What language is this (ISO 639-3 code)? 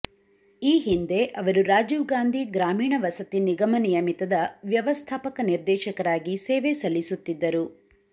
kan